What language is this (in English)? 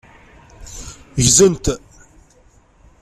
Kabyle